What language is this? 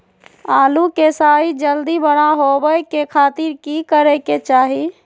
Magahi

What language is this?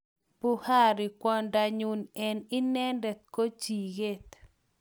Kalenjin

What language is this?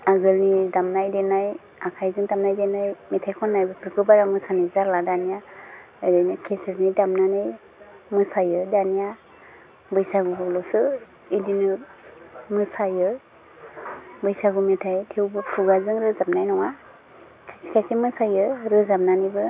Bodo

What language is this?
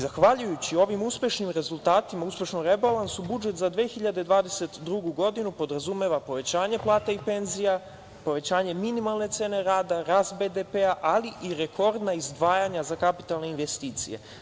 Serbian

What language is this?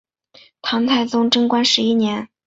Chinese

